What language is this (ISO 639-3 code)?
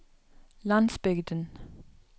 nor